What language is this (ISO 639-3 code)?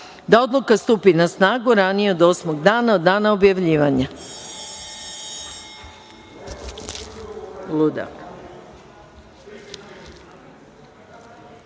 srp